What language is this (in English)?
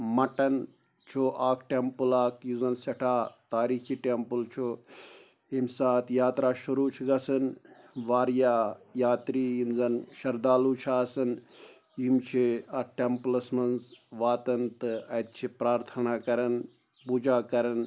Kashmiri